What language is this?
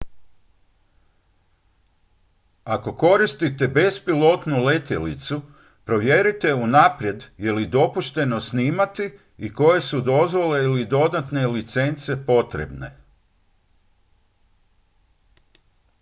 Croatian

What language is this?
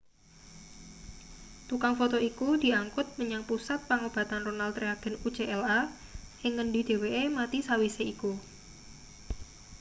Javanese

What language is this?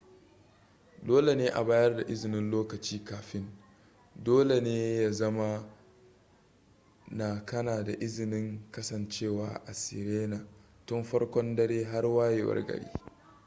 Hausa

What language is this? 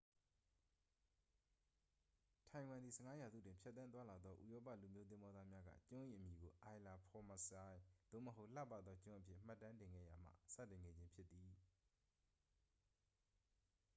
Burmese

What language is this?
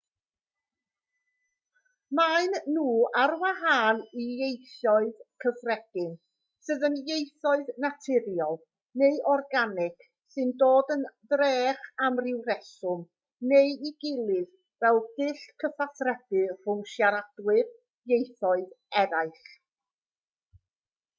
Welsh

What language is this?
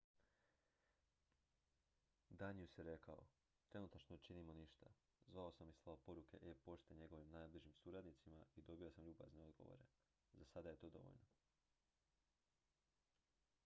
Croatian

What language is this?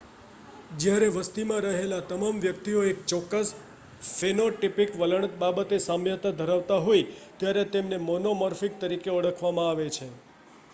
Gujarati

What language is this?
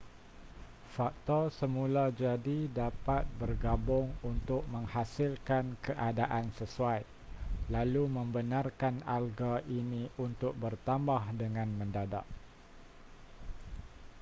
Malay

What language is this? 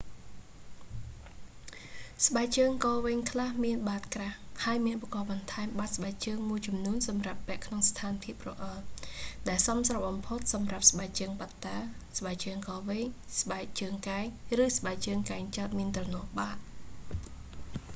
Khmer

